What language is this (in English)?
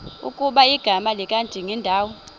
Xhosa